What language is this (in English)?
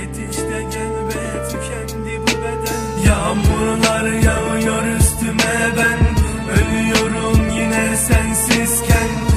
Turkish